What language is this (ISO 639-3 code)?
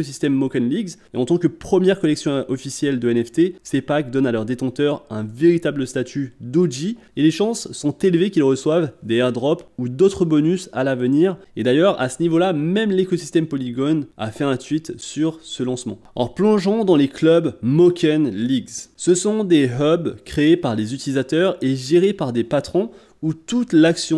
fra